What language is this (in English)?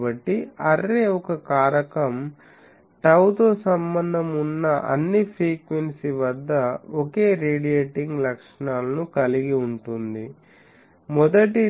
Telugu